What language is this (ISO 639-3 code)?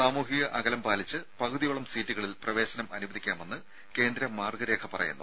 mal